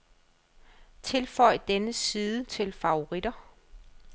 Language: Danish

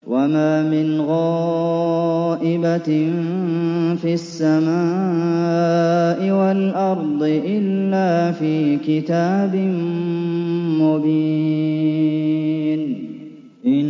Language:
Arabic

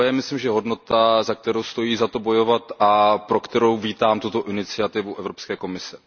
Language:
Czech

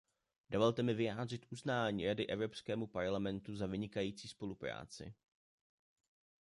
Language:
Czech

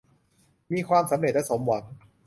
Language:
Thai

